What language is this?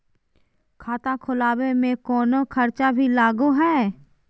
Magahi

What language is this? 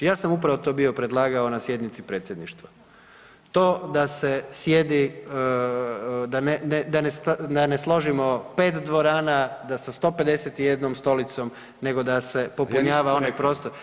Croatian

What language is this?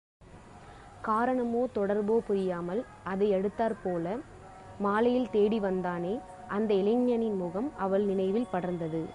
Tamil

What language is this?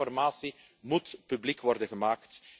Dutch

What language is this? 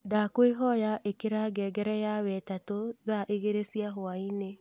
Kikuyu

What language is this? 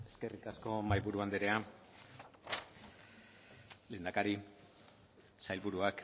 Basque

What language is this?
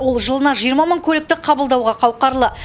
Kazakh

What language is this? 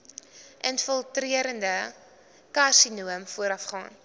Afrikaans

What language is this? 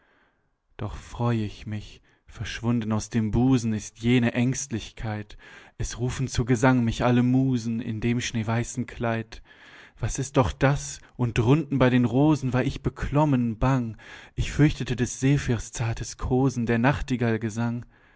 German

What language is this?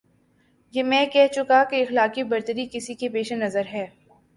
Urdu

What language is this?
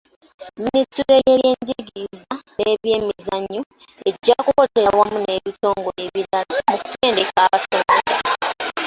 Ganda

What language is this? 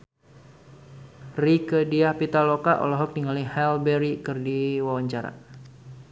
Sundanese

